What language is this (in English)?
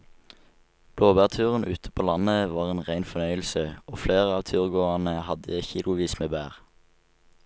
Norwegian